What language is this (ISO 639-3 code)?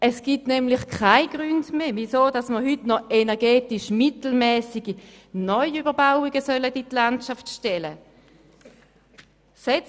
gsw